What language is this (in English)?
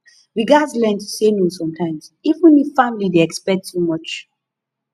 Nigerian Pidgin